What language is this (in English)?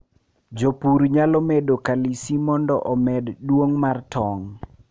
Luo (Kenya and Tanzania)